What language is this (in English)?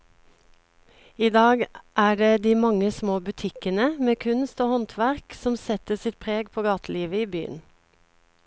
Norwegian